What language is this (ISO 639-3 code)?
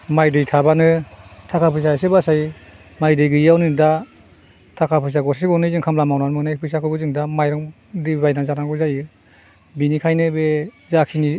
brx